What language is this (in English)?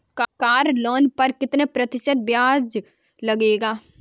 Hindi